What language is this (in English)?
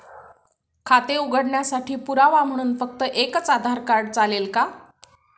Marathi